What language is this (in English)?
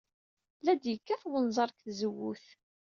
Kabyle